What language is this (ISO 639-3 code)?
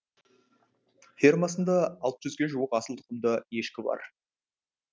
kaz